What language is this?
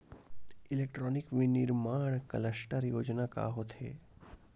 Chhattisgarhi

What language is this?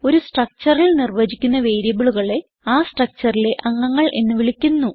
Malayalam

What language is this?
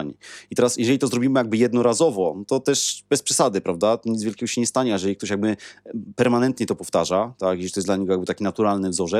Polish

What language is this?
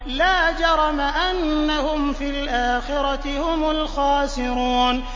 Arabic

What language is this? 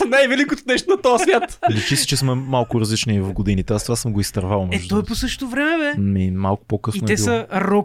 Bulgarian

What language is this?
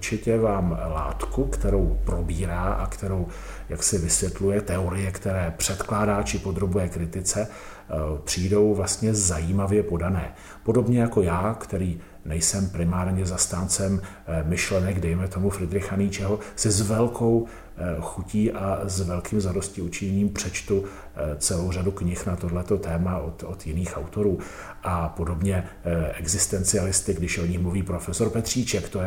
Czech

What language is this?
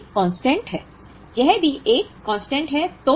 Hindi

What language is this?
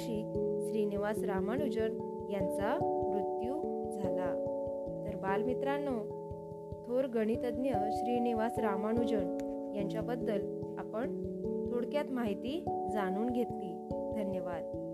Marathi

